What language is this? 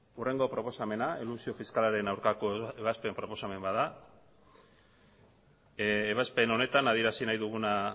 Basque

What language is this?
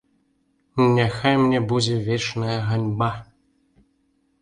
Belarusian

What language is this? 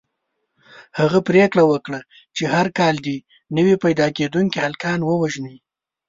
Pashto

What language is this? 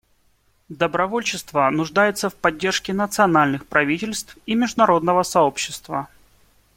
Russian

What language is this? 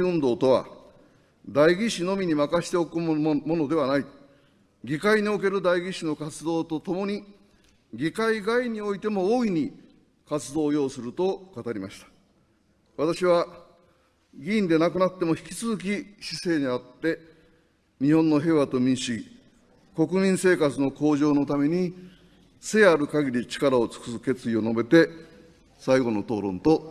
Japanese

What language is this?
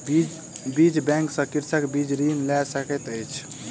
Maithili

